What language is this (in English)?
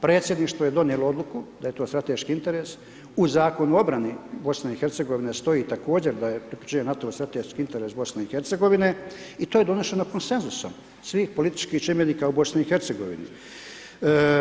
Croatian